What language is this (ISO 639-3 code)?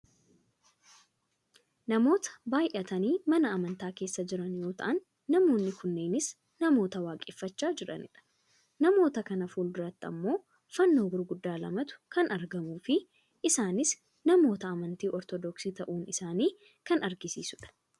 orm